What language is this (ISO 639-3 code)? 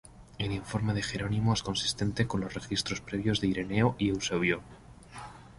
spa